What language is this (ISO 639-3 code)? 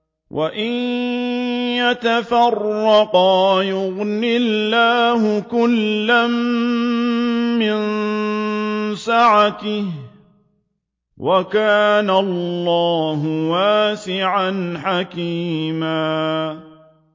ara